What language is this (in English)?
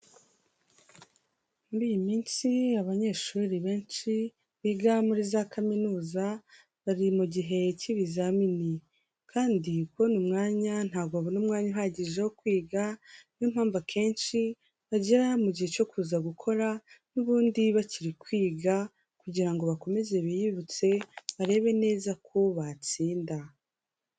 Kinyarwanda